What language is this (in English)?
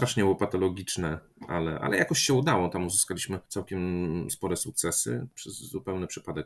Polish